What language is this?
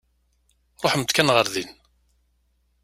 Kabyle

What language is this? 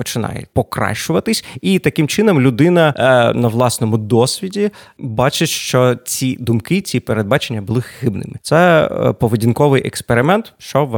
Ukrainian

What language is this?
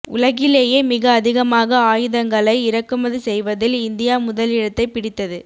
Tamil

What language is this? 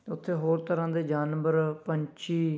Punjabi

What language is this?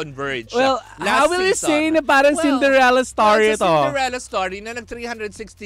Filipino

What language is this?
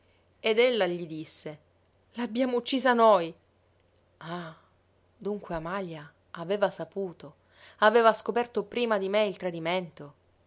Italian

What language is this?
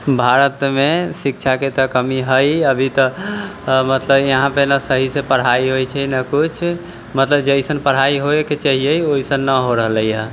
Maithili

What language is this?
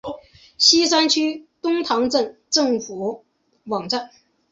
Chinese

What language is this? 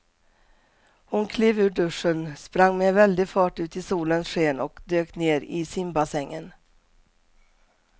Swedish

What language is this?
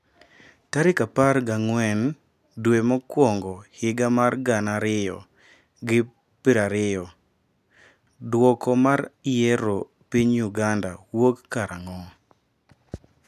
Luo (Kenya and Tanzania)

